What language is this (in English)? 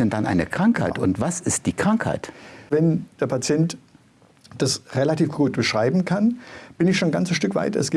German